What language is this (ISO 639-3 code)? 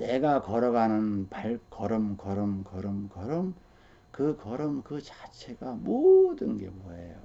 kor